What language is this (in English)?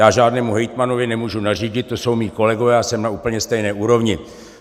Czech